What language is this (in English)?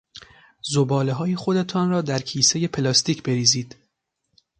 Persian